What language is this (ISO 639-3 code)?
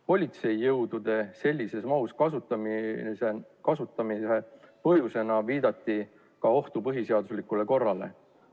est